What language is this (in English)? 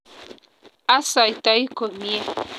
Kalenjin